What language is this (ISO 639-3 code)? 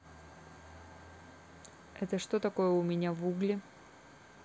rus